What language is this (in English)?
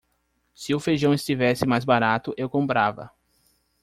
Portuguese